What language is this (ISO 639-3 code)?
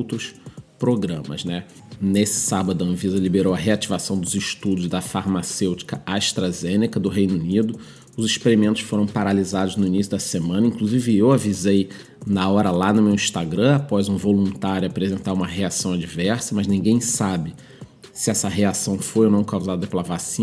por